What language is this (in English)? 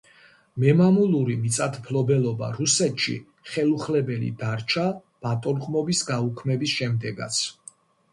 Georgian